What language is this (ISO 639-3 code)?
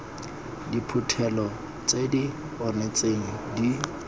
tsn